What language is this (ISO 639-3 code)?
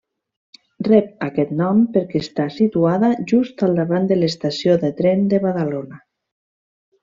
cat